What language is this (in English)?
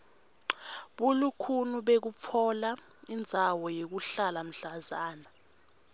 Swati